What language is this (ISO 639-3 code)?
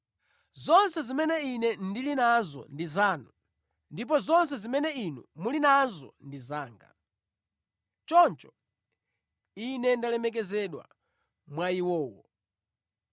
nya